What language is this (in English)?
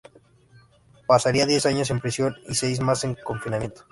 Spanish